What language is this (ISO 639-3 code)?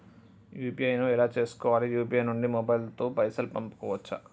tel